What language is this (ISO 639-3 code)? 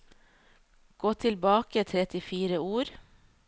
nor